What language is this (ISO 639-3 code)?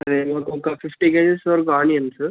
tel